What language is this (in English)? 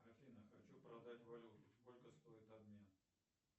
Russian